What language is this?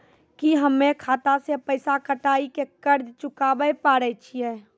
Maithili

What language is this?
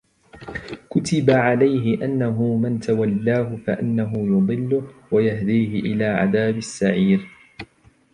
Arabic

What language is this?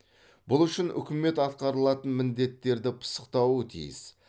Kazakh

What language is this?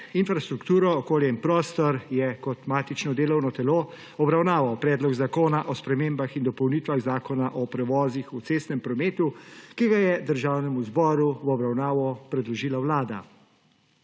Slovenian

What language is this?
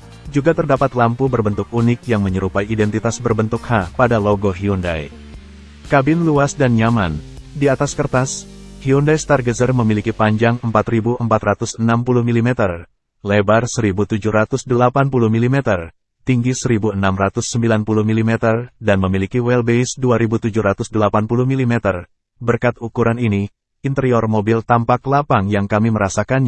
Indonesian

